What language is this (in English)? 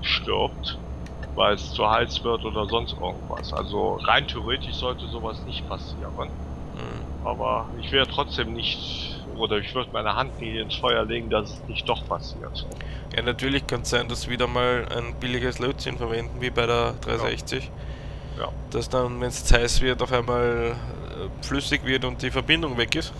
German